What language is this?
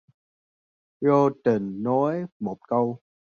Vietnamese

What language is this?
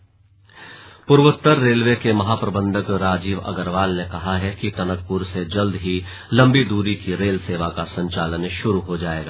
Hindi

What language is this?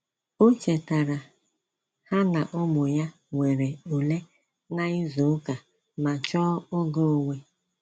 Igbo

